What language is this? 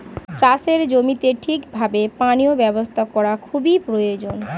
Bangla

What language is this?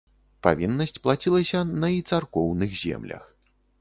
Belarusian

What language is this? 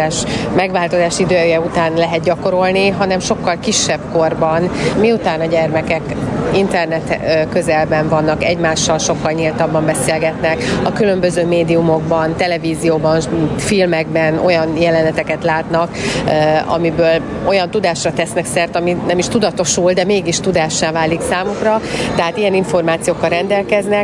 Hungarian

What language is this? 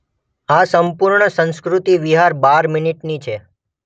Gujarati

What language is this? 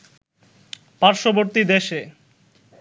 Bangla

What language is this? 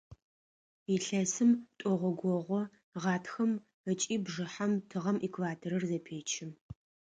Adyghe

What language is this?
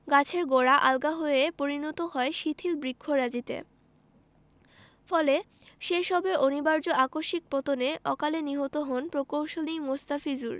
Bangla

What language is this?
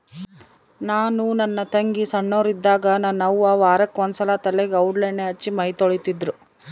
Kannada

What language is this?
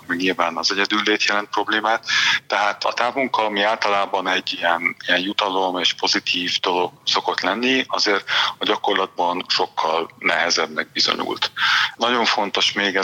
Hungarian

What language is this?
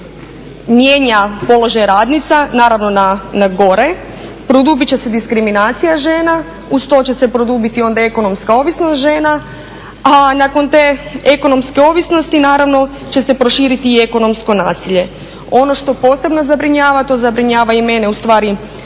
Croatian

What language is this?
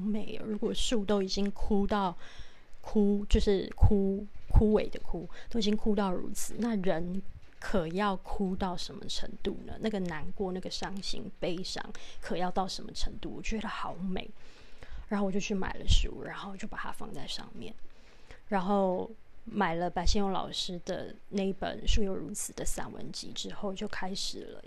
Chinese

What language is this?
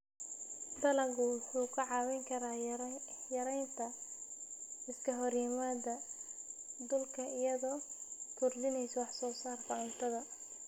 Somali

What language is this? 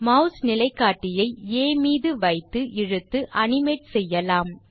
Tamil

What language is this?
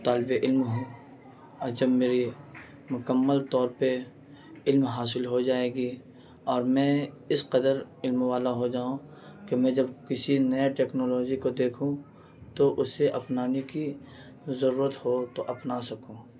Urdu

